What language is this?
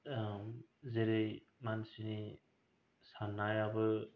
Bodo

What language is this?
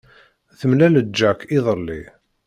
Kabyle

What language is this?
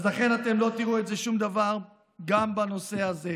Hebrew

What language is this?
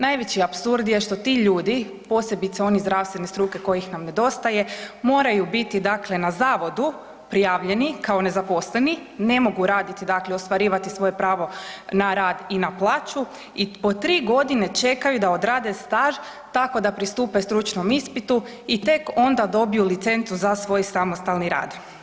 Croatian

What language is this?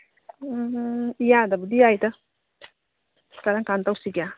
Manipuri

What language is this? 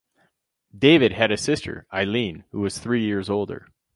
English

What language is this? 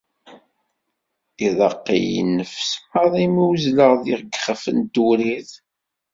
Kabyle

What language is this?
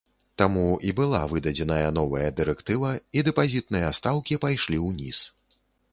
Belarusian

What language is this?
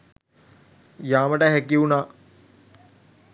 Sinhala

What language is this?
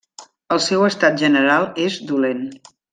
Catalan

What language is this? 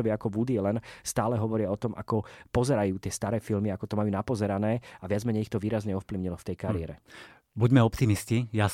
Slovak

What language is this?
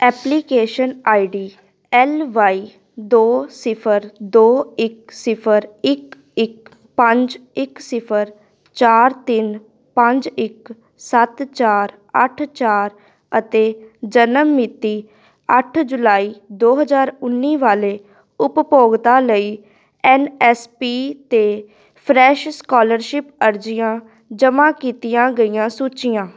Punjabi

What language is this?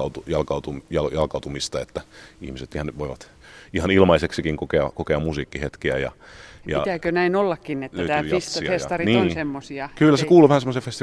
Finnish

